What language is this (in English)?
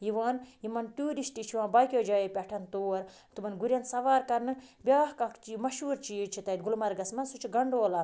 Kashmiri